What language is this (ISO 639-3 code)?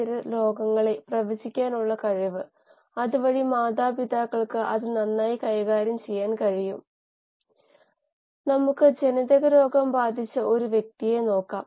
mal